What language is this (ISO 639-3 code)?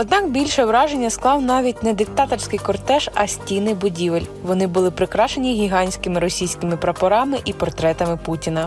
ukr